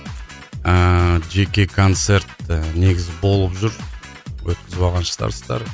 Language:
Kazakh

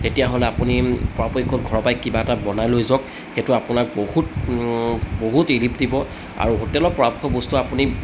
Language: Assamese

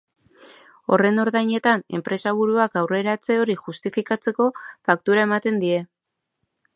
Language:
Basque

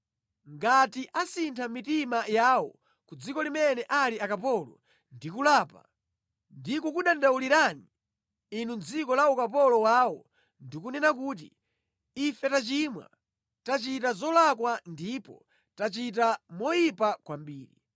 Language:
Nyanja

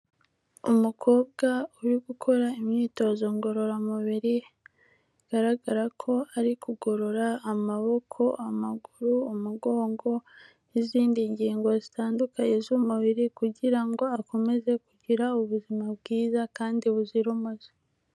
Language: Kinyarwanda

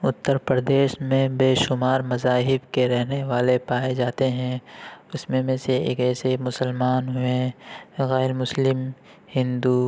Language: Urdu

